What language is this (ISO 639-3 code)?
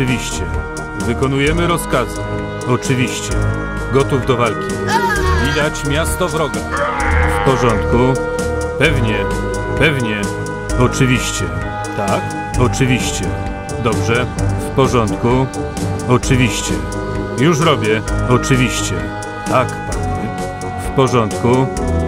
pol